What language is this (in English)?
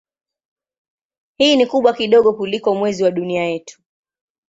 Swahili